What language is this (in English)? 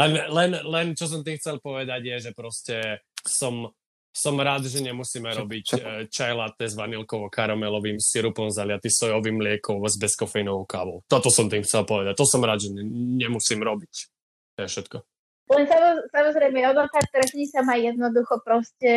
Slovak